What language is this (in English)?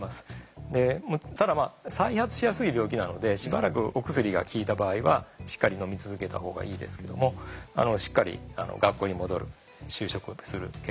Japanese